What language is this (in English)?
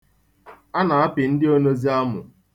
Igbo